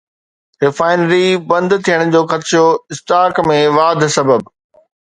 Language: Sindhi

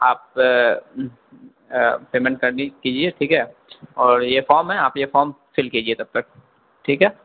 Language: Urdu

